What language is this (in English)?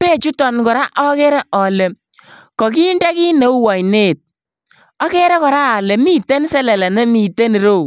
Kalenjin